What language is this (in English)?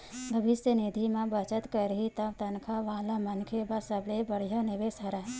Chhattisgarhi